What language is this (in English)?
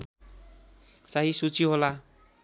Nepali